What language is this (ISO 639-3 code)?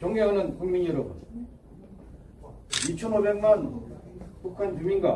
kor